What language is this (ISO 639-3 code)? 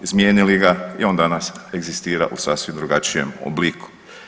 hrv